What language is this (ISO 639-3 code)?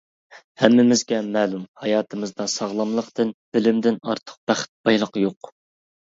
uig